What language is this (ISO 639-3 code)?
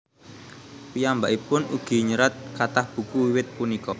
jav